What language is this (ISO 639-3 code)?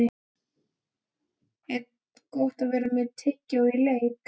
isl